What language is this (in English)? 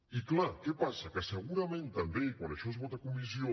Catalan